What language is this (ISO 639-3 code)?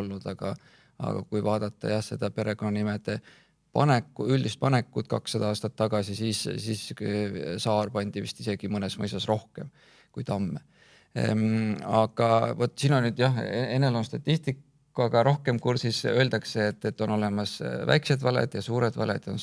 est